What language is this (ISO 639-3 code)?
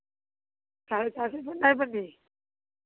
hin